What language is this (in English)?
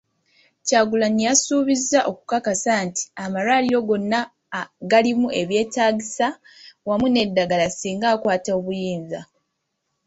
Ganda